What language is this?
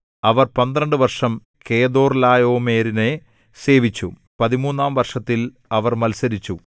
Malayalam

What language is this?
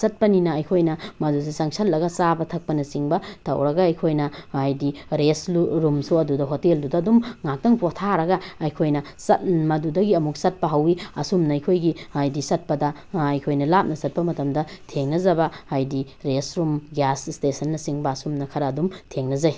Manipuri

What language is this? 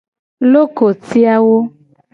Gen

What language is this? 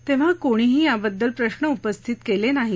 Marathi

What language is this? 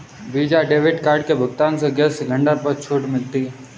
Hindi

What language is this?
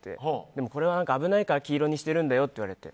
Japanese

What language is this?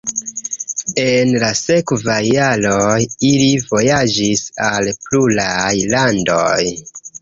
Esperanto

